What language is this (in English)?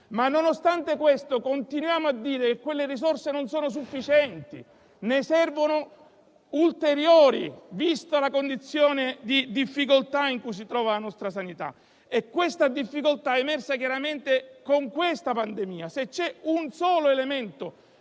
Italian